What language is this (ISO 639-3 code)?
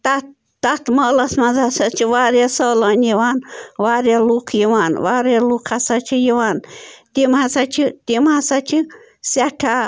kas